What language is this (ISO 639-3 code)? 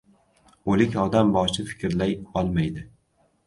uzb